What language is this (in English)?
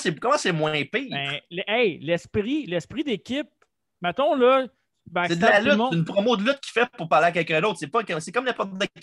French